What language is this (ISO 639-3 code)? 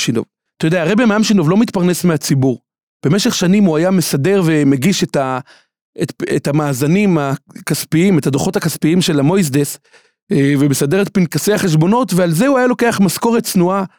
heb